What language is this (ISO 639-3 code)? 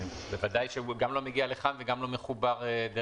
heb